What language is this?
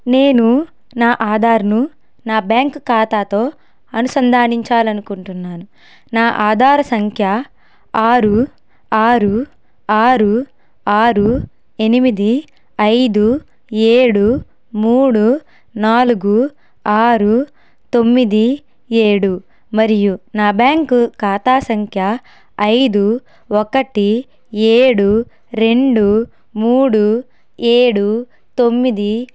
Telugu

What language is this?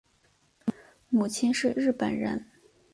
Chinese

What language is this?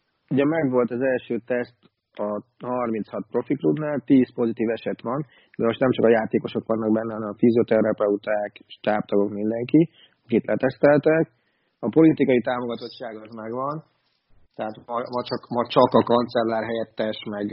Hungarian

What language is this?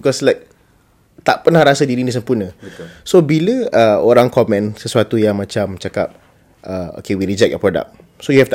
Malay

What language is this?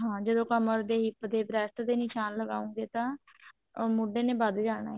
Punjabi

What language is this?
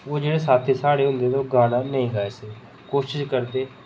Dogri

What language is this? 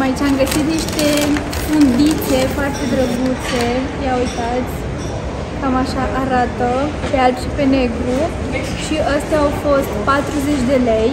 Romanian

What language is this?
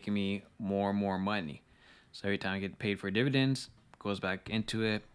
English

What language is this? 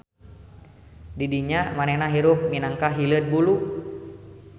Sundanese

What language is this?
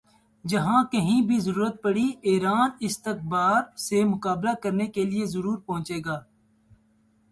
Urdu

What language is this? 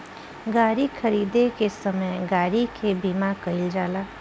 Bhojpuri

